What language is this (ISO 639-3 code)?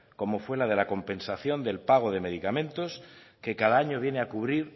spa